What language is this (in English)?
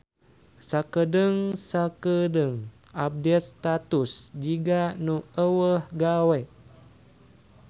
Sundanese